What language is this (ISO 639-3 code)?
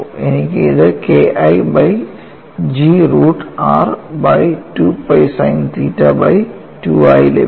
mal